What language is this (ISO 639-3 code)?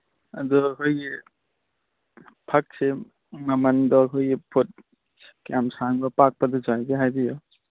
mni